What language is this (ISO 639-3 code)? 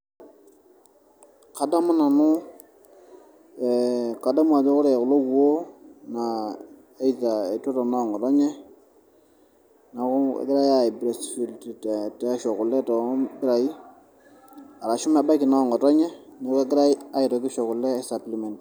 mas